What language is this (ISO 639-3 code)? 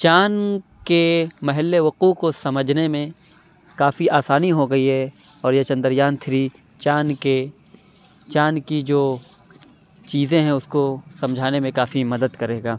urd